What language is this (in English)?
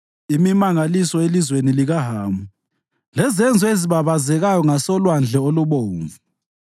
North Ndebele